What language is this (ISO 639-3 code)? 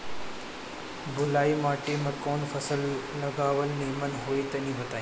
bho